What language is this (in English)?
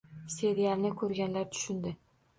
Uzbek